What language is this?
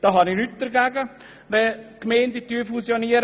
Swiss German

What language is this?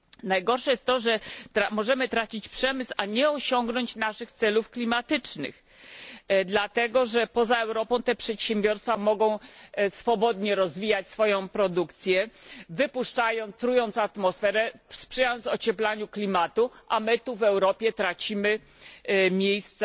Polish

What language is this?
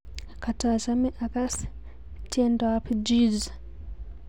Kalenjin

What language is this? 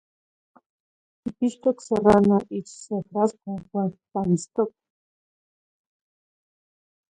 Zacatlán-Ahuacatlán-Tepetzintla Nahuatl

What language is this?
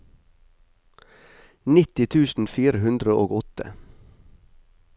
Norwegian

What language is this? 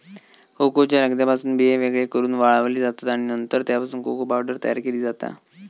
Marathi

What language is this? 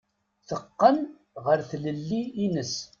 Kabyle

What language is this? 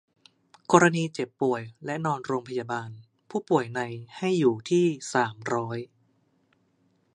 Thai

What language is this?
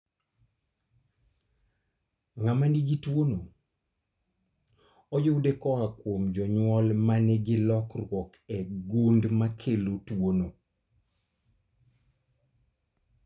Luo (Kenya and Tanzania)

